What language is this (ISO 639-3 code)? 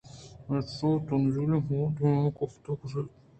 bgp